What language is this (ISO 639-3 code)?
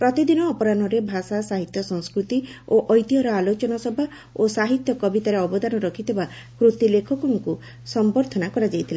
ori